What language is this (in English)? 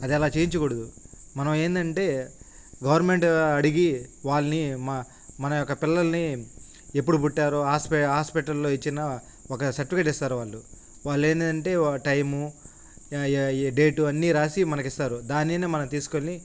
Telugu